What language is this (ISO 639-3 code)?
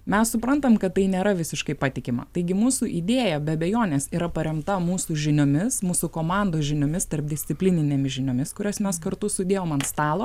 lit